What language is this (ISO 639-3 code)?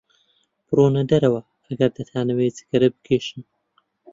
ckb